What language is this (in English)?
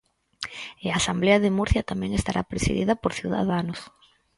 Galician